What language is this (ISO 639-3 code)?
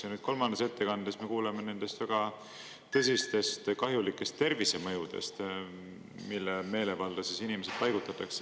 est